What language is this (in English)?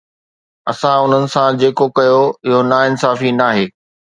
Sindhi